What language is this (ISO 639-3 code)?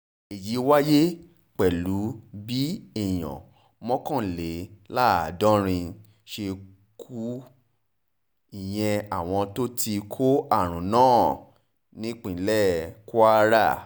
yor